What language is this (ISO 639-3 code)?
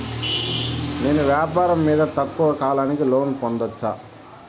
tel